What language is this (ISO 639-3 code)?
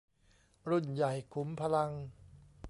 tha